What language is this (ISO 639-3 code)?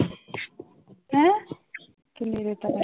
pan